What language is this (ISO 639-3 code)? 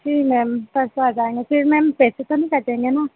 hin